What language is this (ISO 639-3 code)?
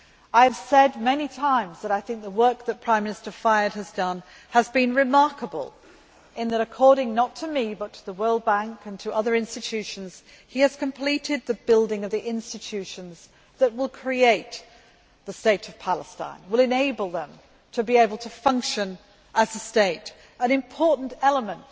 eng